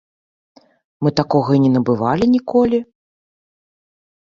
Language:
Belarusian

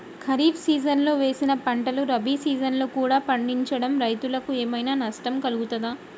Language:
Telugu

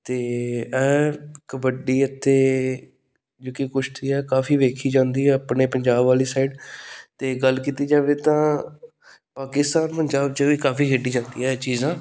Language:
Punjabi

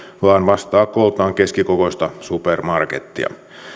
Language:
Finnish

